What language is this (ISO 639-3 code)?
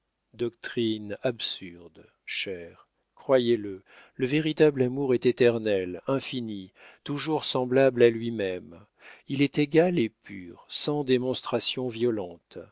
fra